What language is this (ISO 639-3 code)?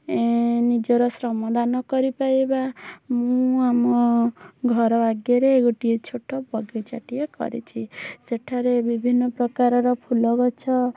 ori